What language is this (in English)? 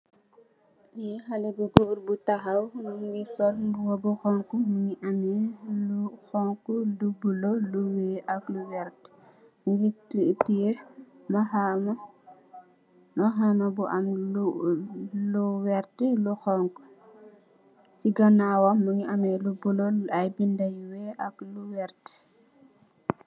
Wolof